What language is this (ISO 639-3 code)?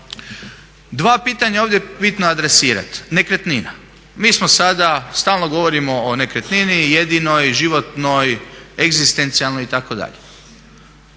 hrv